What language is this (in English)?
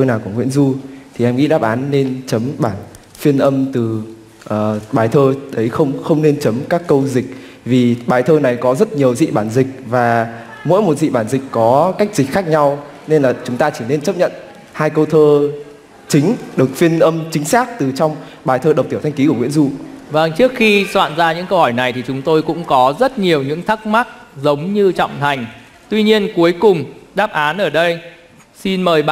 Vietnamese